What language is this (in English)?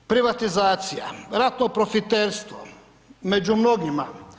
Croatian